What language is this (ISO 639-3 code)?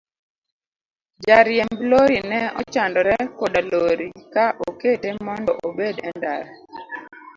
luo